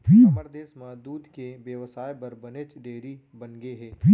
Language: Chhattisgarhi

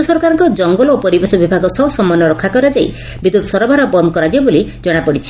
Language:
Odia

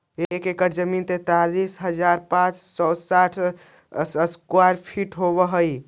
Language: Magahi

